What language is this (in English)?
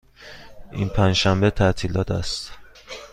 Persian